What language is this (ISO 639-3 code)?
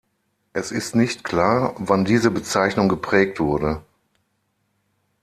deu